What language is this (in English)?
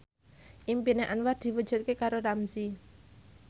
Javanese